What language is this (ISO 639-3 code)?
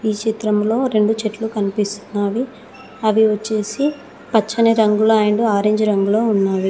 tel